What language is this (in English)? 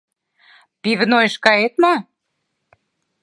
Mari